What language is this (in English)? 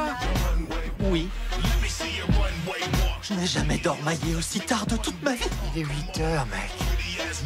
French